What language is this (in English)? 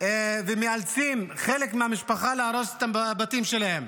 Hebrew